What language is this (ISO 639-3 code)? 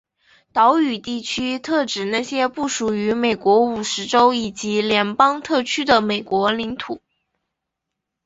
zho